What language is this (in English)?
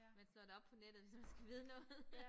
Danish